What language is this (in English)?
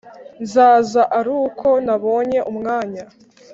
Kinyarwanda